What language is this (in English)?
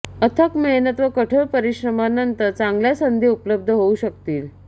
Marathi